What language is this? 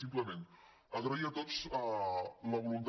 Catalan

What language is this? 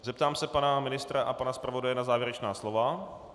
Czech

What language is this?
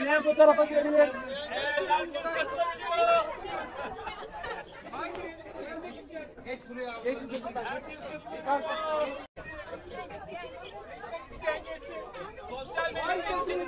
Turkish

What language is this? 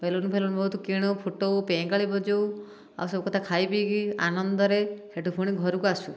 Odia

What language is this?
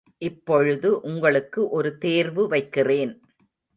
Tamil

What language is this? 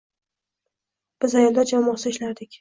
Uzbek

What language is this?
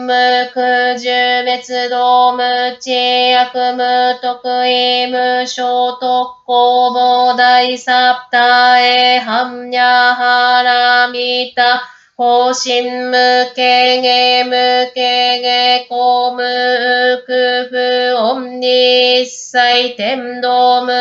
Japanese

